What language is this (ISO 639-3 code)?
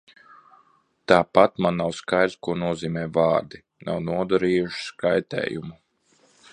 lav